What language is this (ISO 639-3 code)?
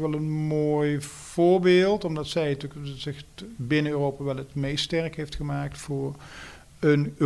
nld